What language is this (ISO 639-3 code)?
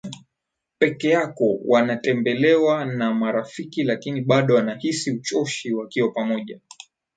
swa